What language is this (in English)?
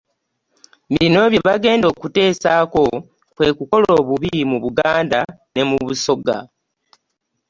Ganda